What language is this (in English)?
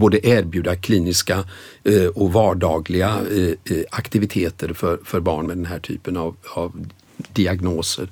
Swedish